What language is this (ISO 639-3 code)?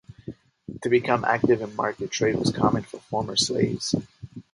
eng